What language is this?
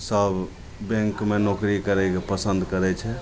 Maithili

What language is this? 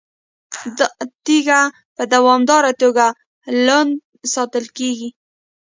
Pashto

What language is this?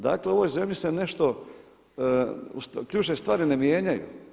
Croatian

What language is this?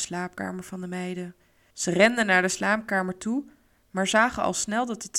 Dutch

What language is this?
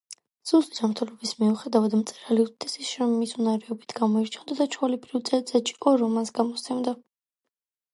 Georgian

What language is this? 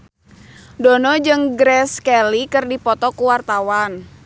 Sundanese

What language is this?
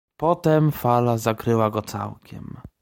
Polish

